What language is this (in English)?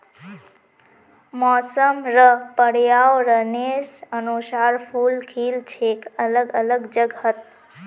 Magahi